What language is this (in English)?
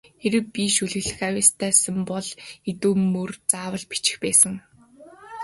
Mongolian